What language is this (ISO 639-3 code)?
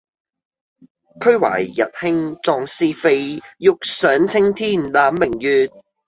yue